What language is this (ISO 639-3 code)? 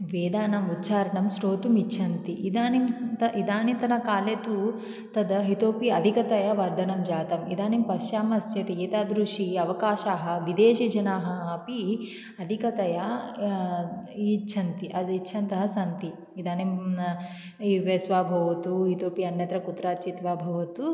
san